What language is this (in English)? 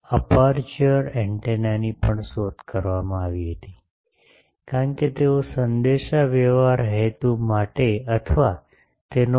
Gujarati